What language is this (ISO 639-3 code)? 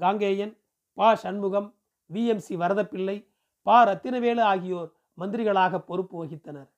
tam